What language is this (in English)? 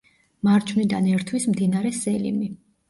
Georgian